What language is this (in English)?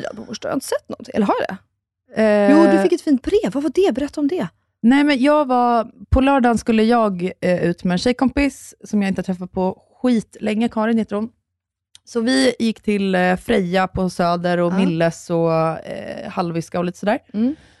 Swedish